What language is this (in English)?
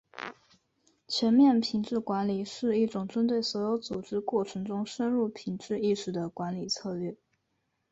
Chinese